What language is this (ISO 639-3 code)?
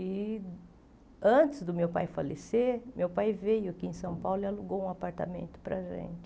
por